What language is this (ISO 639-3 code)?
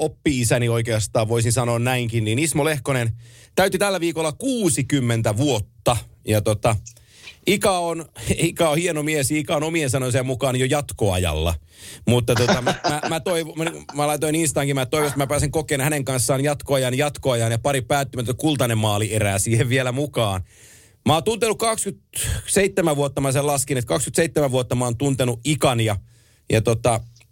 fin